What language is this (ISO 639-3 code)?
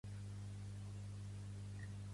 cat